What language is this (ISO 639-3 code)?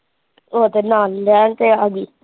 pan